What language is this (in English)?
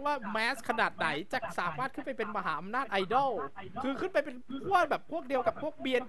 Thai